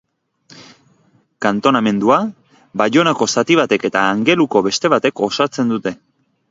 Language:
Basque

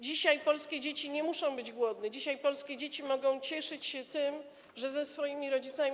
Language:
Polish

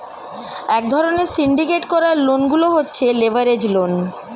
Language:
Bangla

